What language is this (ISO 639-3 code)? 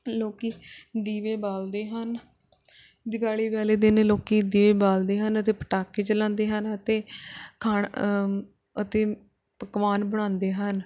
pan